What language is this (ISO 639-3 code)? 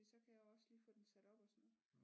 dan